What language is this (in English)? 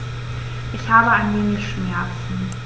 German